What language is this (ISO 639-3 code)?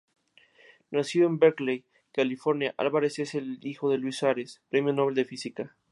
spa